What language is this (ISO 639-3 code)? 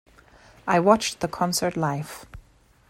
eng